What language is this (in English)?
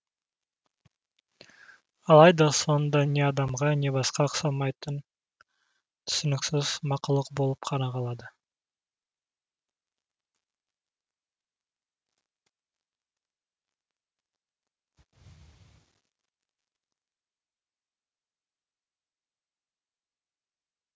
Kazakh